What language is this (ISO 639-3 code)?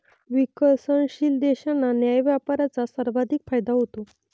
mar